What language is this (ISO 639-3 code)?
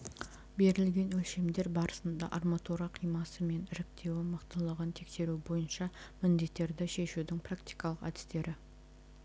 kaz